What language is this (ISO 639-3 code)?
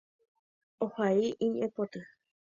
grn